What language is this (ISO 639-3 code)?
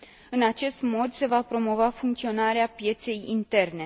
ron